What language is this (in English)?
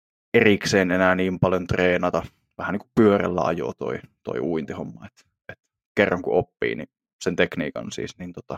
Finnish